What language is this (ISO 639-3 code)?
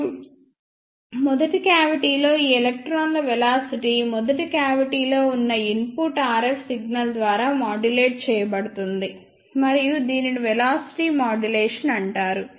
tel